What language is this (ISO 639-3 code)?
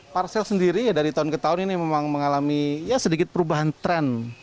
ind